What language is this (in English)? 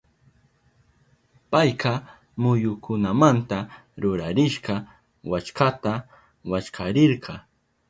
Southern Pastaza Quechua